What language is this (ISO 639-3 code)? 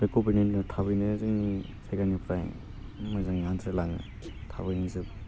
brx